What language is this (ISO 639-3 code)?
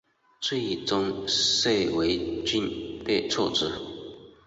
zho